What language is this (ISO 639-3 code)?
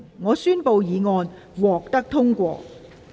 yue